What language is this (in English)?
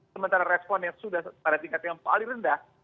Indonesian